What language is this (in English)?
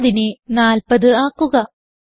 Malayalam